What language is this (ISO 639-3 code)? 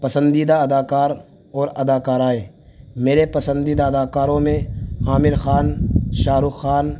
urd